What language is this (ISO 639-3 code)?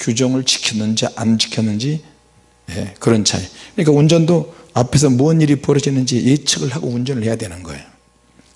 kor